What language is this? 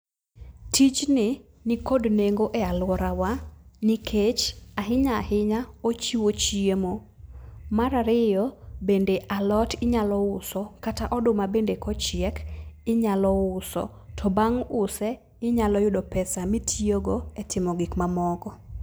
Luo (Kenya and Tanzania)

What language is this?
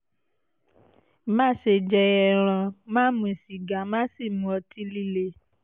Yoruba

